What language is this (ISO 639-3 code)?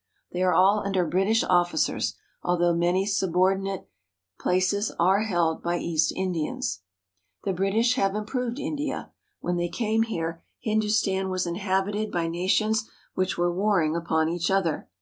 eng